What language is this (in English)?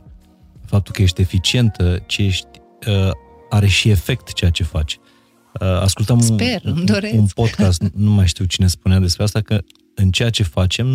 Romanian